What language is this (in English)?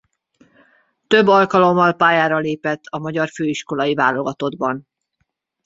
Hungarian